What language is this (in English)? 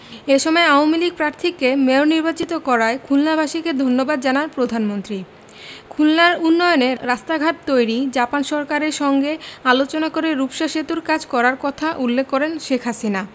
Bangla